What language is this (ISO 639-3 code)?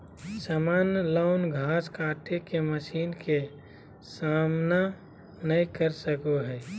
mag